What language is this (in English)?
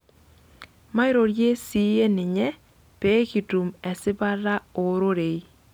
Masai